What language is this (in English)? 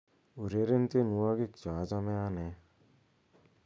Kalenjin